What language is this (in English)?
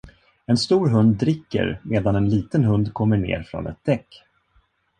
Swedish